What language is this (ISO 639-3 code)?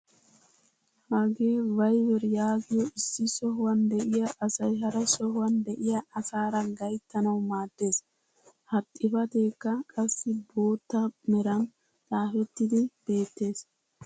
wal